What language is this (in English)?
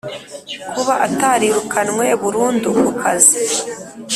Kinyarwanda